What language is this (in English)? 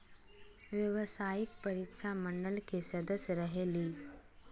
Magahi